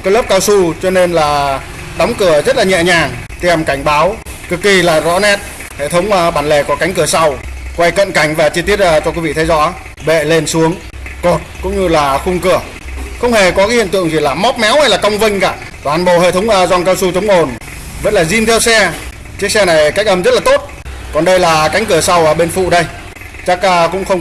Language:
Vietnamese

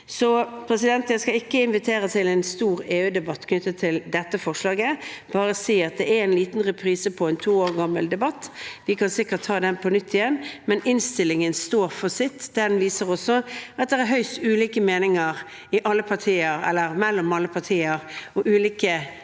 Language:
Norwegian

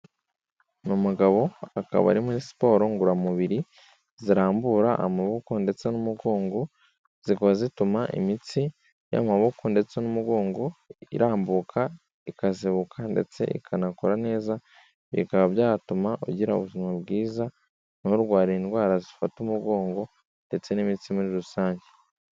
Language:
Kinyarwanda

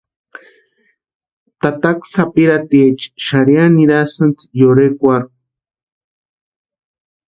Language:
Western Highland Purepecha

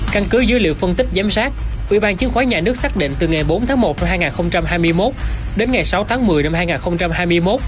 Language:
Vietnamese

